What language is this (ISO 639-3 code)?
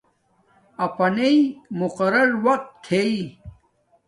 dmk